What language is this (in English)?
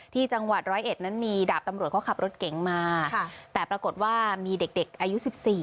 Thai